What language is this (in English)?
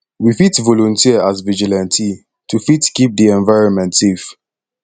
Nigerian Pidgin